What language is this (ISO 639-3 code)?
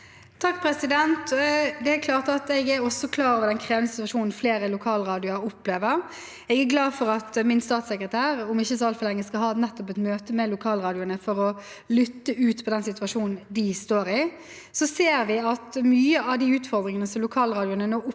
nor